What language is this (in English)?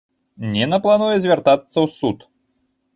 Belarusian